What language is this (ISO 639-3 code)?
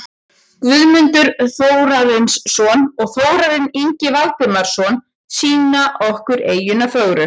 isl